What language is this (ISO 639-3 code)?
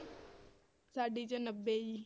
pan